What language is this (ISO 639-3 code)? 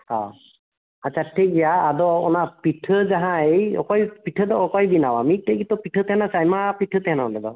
sat